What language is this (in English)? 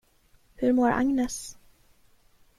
Swedish